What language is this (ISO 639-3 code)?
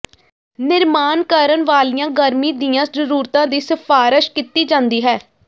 pan